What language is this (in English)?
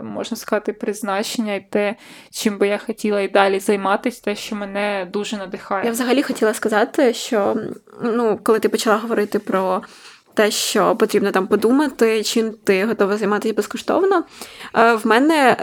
Ukrainian